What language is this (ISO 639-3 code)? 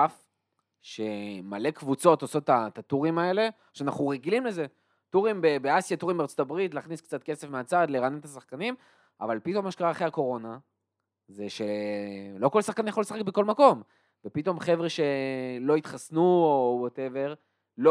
heb